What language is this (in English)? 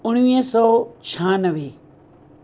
Sindhi